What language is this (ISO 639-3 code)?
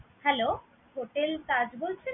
ben